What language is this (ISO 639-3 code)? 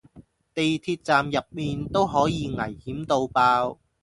yue